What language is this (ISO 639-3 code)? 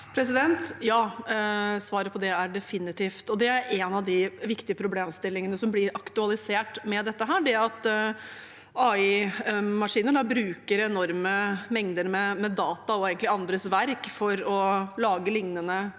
nor